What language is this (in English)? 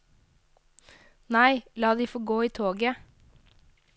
Norwegian